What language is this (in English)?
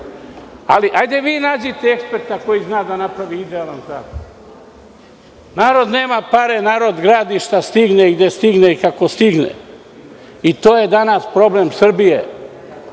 Serbian